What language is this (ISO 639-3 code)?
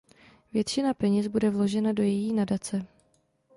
ces